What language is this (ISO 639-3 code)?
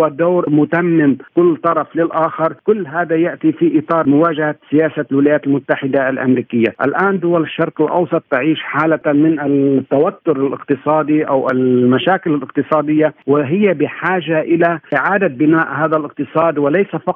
ara